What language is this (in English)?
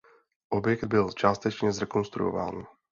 Czech